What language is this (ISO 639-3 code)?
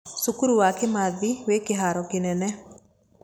kik